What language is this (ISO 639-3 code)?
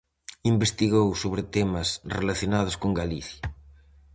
glg